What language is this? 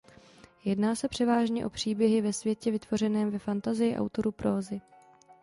Czech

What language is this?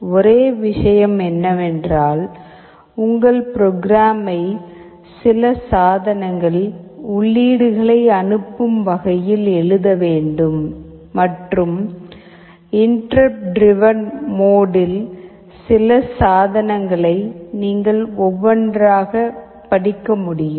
Tamil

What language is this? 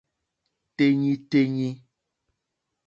Mokpwe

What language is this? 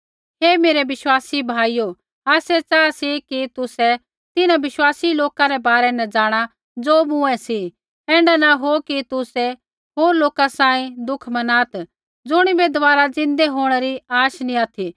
Kullu Pahari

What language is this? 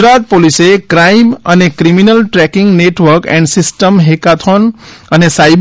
Gujarati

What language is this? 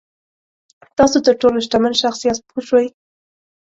Pashto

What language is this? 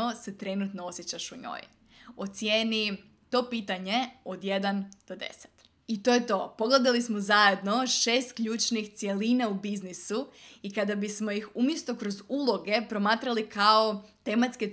Croatian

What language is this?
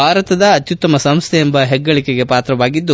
Kannada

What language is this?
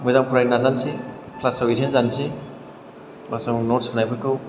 Bodo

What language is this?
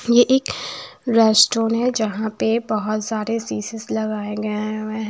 Hindi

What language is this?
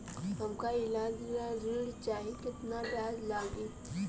Bhojpuri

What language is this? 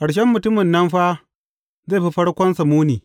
Hausa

